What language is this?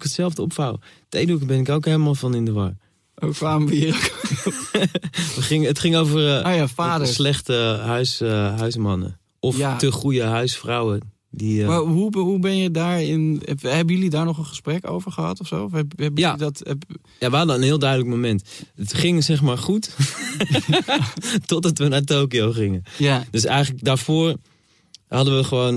Dutch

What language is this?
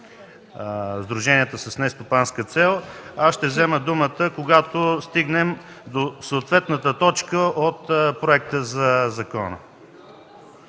Bulgarian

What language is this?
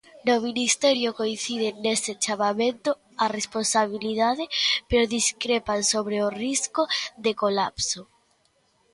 Galician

